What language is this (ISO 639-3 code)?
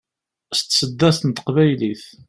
kab